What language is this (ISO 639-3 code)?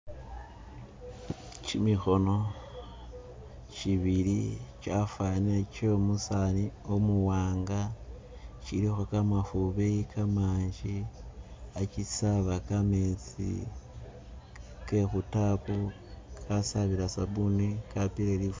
myx